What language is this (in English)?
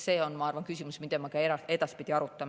Estonian